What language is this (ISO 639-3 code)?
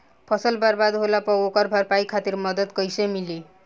bho